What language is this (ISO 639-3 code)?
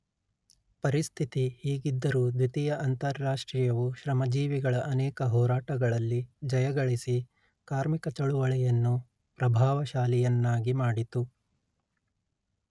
kan